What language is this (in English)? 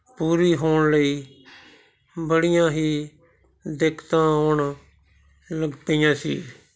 Punjabi